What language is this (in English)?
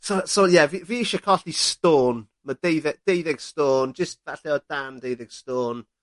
Welsh